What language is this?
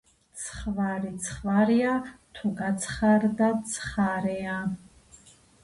Georgian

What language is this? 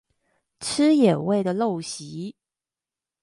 Chinese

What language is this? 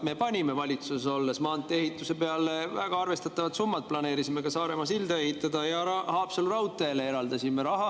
Estonian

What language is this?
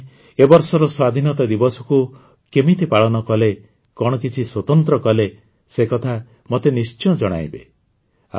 Odia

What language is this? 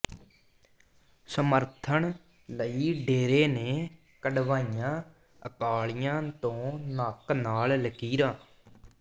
Punjabi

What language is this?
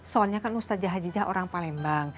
Indonesian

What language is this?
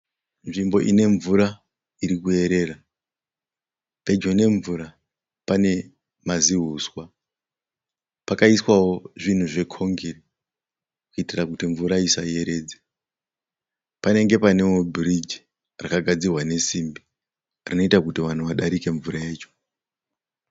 Shona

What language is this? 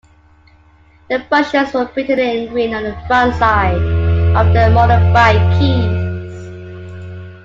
English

